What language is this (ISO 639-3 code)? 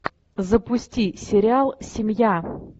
rus